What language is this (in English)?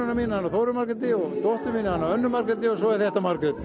Icelandic